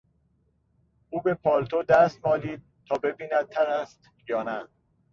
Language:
Persian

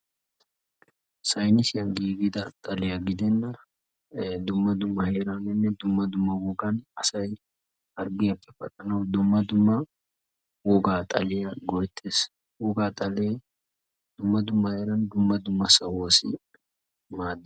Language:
Wolaytta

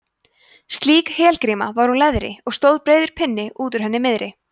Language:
Icelandic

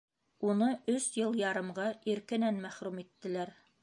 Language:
Bashkir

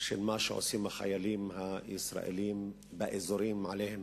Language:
Hebrew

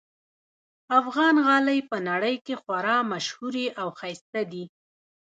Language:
Pashto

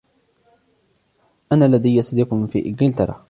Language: Arabic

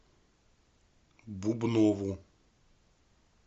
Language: Russian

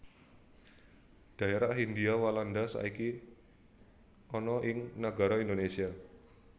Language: Javanese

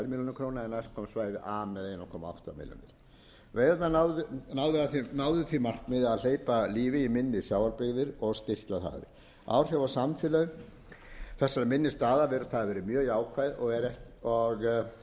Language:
Icelandic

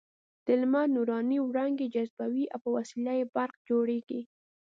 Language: Pashto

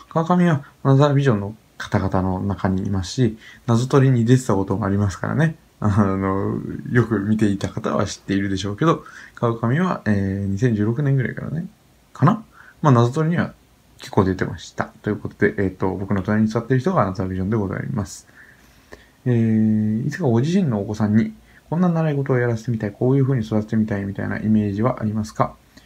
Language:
Japanese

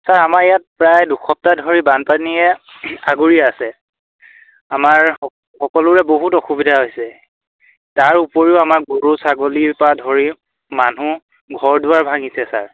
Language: Assamese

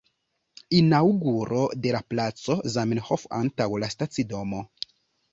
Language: Esperanto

